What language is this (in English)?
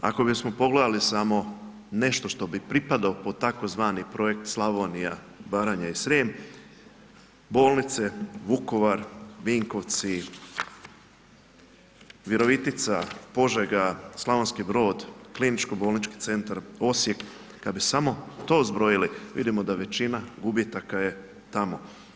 Croatian